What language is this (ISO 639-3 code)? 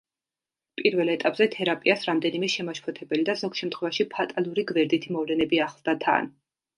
kat